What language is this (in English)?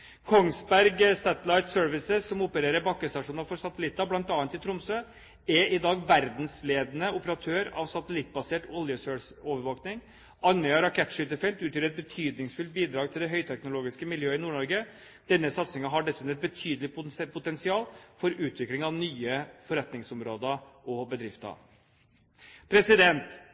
Norwegian Bokmål